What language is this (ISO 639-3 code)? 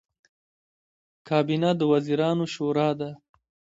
pus